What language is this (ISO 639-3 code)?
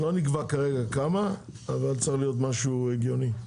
heb